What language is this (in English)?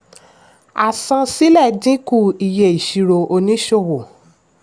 Yoruba